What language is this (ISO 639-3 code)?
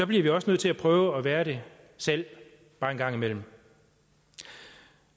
dan